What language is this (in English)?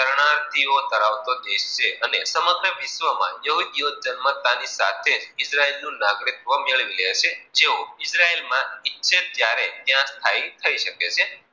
Gujarati